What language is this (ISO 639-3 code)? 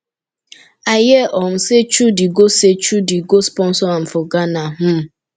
pcm